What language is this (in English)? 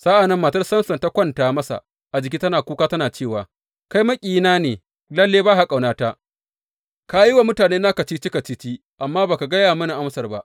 Hausa